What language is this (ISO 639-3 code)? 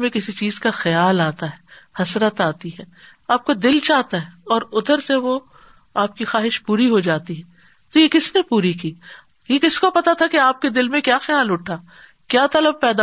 urd